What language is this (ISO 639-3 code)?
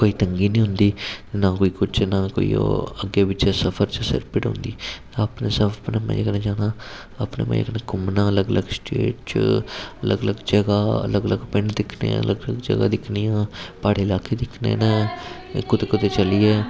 doi